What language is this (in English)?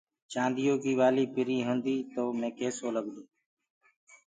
Gurgula